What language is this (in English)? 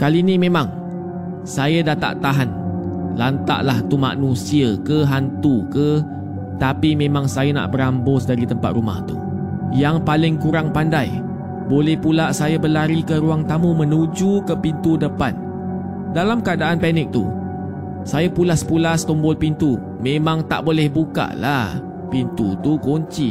Malay